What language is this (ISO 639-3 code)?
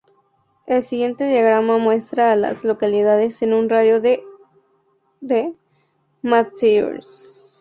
spa